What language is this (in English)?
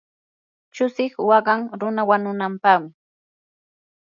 Yanahuanca Pasco Quechua